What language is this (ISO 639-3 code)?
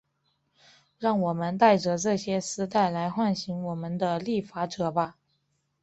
zho